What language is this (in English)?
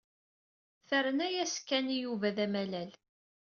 Kabyle